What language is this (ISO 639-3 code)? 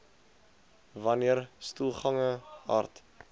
afr